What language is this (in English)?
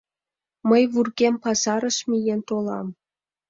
Mari